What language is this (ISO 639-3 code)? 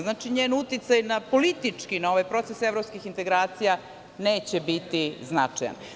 srp